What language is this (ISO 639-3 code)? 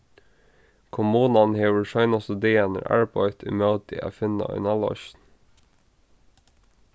fao